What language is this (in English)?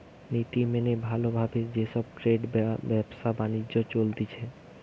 Bangla